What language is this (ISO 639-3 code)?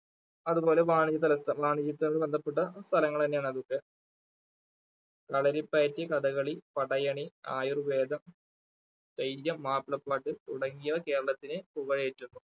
mal